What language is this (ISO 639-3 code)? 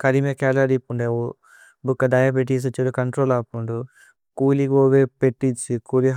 tcy